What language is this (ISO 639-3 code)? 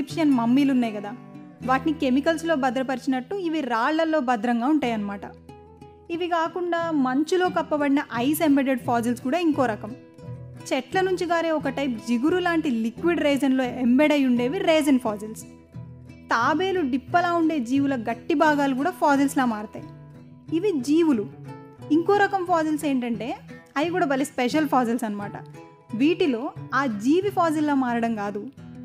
tel